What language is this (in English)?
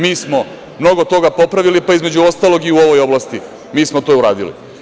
Serbian